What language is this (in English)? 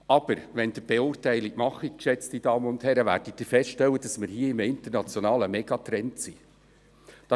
Swiss German